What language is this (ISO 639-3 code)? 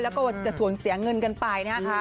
tha